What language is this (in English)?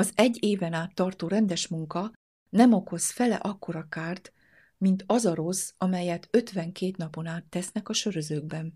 Hungarian